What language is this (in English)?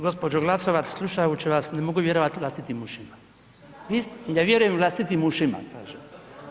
Croatian